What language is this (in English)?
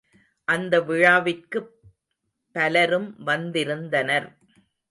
Tamil